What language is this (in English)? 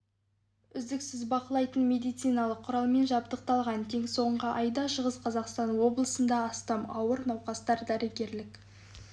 Kazakh